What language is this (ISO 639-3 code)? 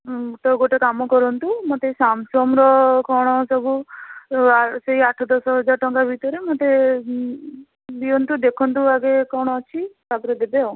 ori